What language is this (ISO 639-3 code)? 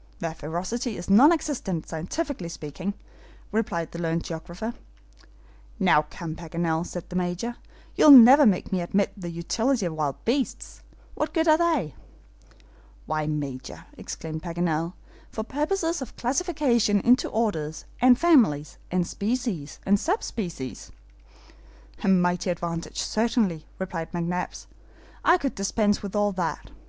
eng